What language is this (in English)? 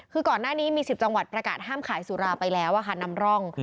Thai